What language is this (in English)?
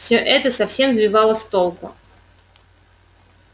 Russian